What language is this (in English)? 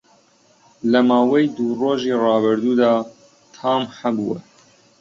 Central Kurdish